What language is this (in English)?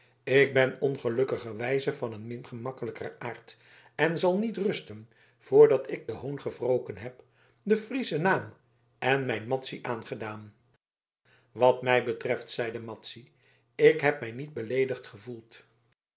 Dutch